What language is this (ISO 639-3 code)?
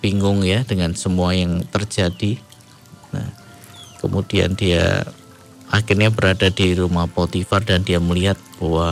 ind